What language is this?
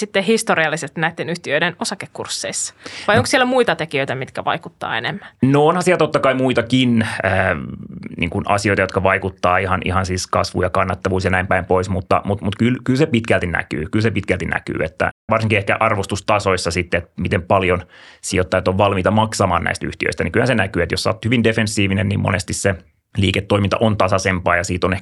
Finnish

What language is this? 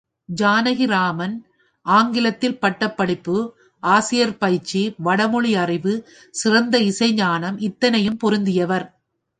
Tamil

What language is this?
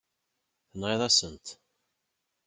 Kabyle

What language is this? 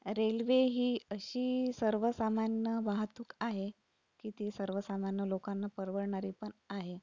Marathi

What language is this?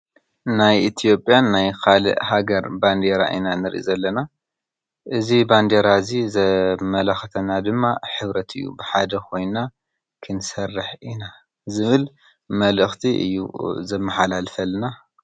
Tigrinya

